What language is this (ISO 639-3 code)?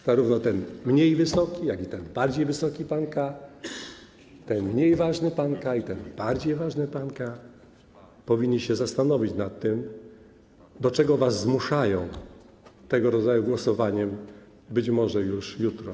pol